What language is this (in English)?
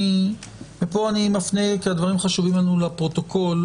Hebrew